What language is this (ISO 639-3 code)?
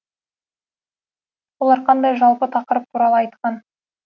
kaz